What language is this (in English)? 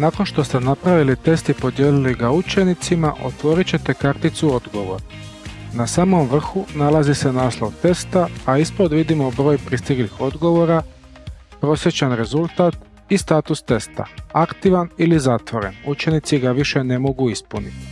Croatian